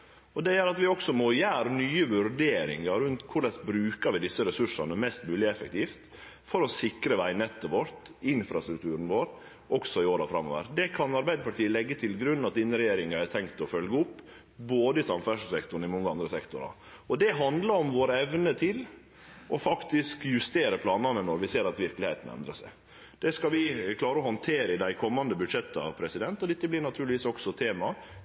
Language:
Norwegian Nynorsk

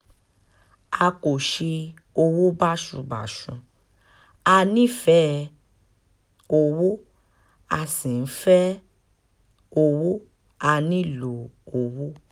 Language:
Yoruba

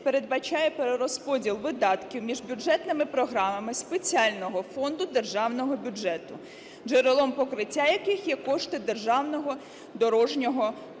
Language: Ukrainian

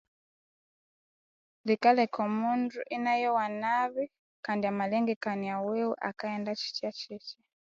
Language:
Konzo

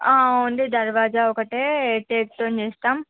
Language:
Telugu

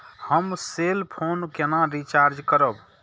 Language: Maithili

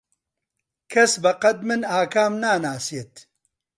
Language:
Central Kurdish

